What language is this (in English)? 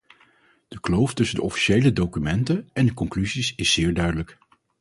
Dutch